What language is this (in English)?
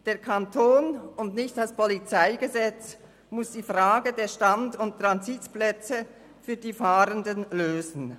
Swiss German